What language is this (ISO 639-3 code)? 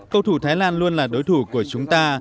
vie